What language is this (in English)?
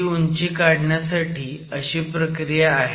Marathi